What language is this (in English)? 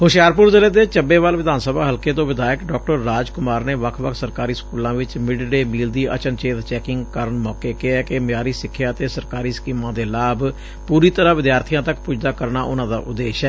Punjabi